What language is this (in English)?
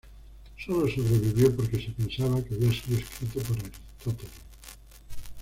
Spanish